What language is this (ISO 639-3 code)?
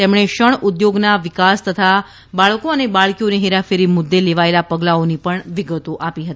guj